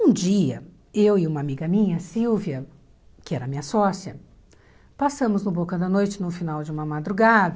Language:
Portuguese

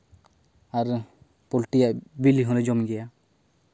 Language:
Santali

